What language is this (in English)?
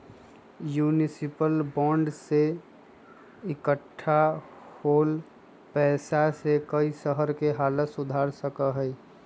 Magahi